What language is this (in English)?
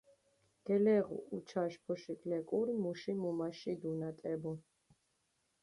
Mingrelian